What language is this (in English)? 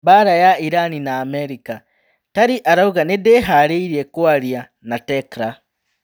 Kikuyu